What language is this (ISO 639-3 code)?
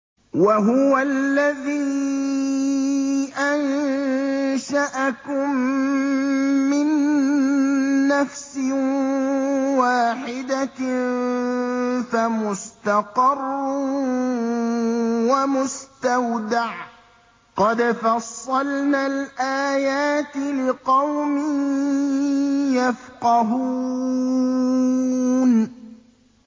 ara